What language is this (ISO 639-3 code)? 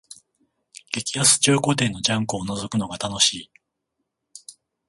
jpn